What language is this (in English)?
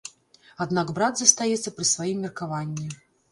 Belarusian